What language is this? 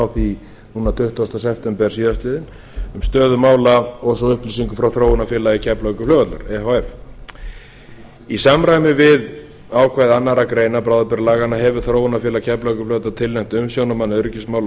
Icelandic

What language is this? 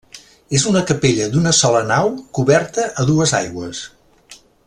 Catalan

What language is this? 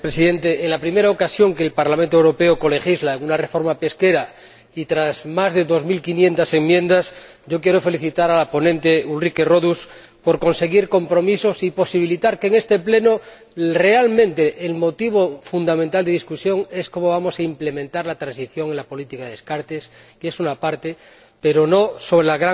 Spanish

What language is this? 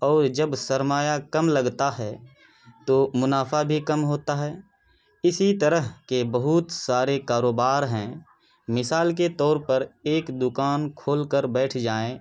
Urdu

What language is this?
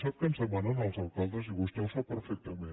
Catalan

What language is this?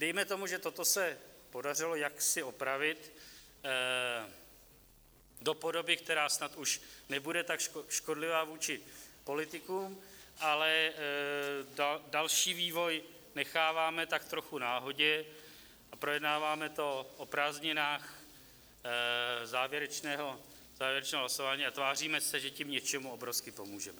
Czech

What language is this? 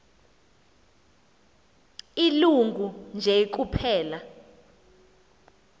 Xhosa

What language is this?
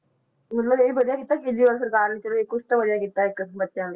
Punjabi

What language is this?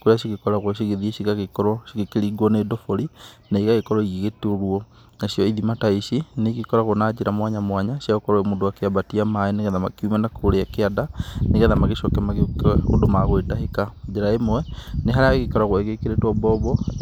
Kikuyu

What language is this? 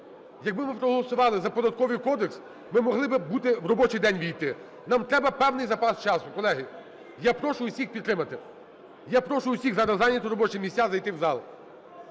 Ukrainian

